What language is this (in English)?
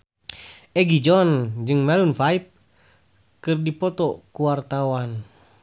Sundanese